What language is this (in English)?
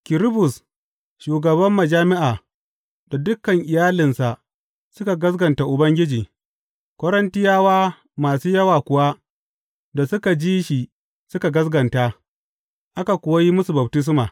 Hausa